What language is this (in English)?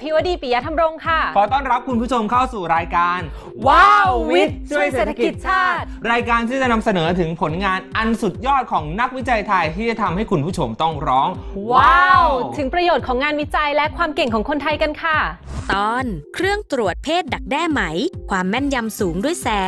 Thai